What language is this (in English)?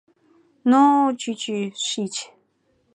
Mari